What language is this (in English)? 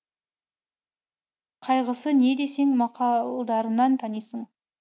Kazakh